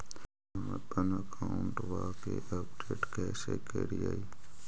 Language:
Magahi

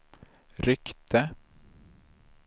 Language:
Swedish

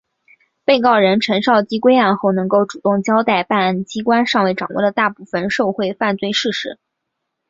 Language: Chinese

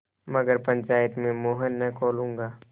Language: Hindi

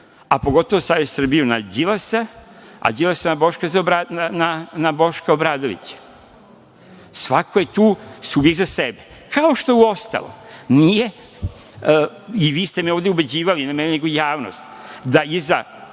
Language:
Serbian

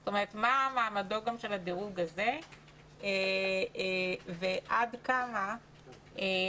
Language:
Hebrew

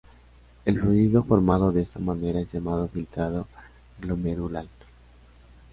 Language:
Spanish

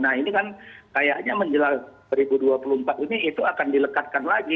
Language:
Indonesian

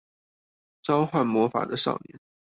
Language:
Chinese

